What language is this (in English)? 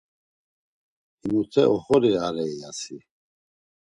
Laz